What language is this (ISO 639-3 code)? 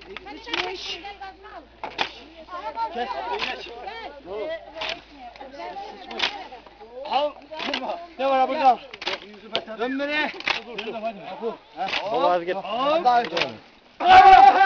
tur